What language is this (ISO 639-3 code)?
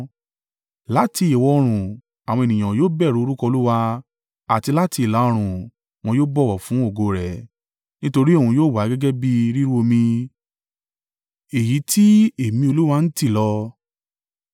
yor